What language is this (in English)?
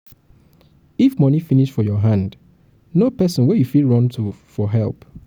Nigerian Pidgin